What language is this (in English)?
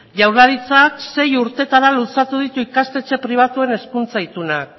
Basque